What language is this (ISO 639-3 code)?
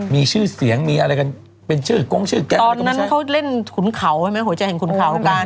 tha